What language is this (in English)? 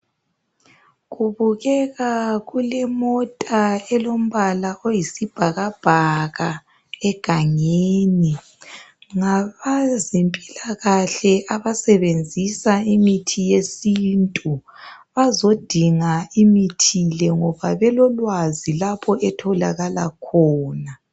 North Ndebele